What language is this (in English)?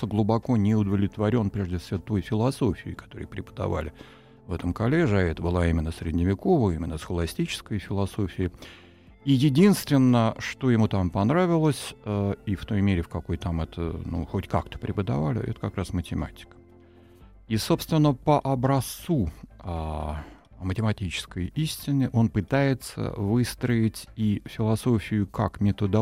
Russian